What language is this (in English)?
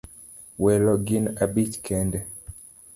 Luo (Kenya and Tanzania)